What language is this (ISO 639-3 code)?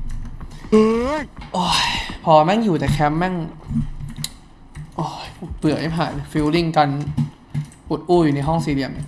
tha